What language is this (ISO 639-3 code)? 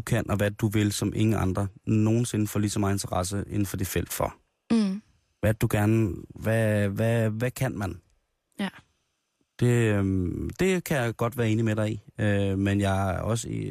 dan